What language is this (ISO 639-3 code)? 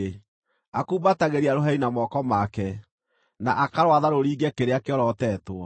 kik